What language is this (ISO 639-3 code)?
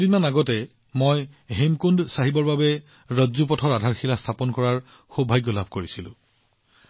asm